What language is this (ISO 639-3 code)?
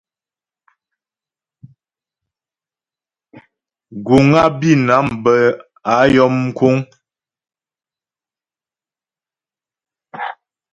bbj